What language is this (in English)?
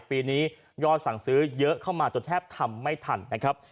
Thai